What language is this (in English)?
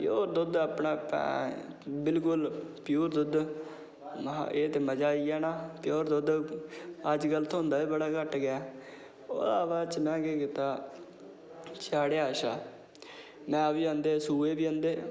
Dogri